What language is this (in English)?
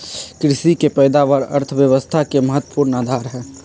Magahi